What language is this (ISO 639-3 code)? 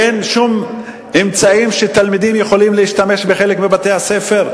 heb